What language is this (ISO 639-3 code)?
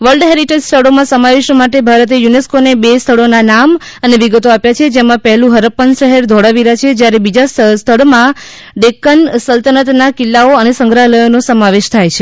guj